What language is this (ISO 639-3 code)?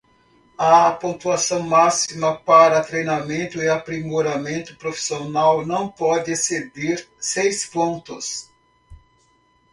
por